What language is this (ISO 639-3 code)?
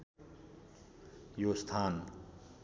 nep